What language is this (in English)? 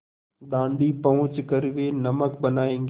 Hindi